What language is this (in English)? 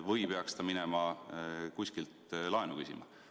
Estonian